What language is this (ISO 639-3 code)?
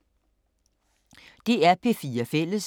dan